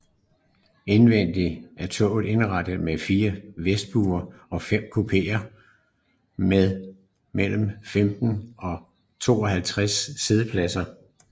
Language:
Danish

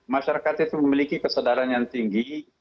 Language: Indonesian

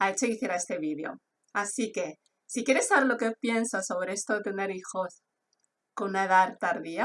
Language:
Spanish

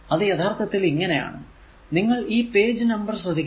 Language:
Malayalam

